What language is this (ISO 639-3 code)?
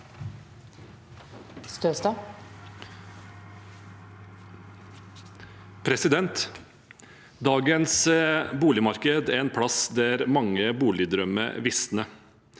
nor